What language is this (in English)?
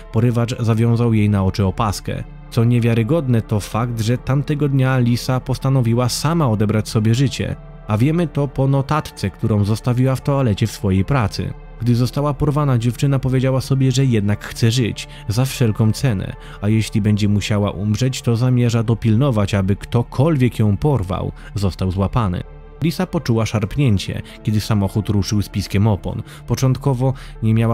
Polish